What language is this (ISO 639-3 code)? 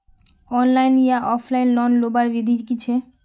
mag